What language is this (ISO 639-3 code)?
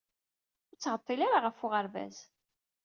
kab